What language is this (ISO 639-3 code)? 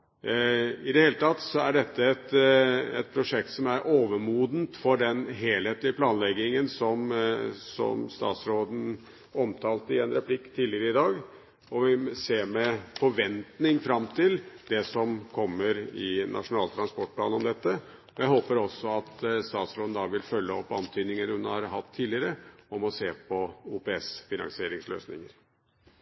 nob